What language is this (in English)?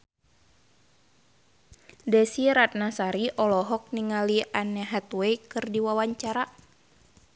Sundanese